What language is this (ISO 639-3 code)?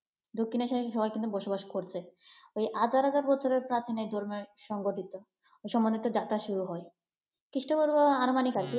ben